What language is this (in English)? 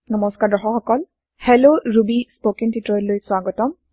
Assamese